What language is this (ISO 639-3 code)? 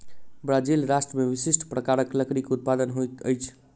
mai